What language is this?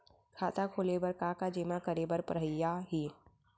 Chhattisgarhi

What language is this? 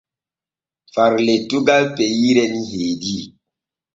Borgu Fulfulde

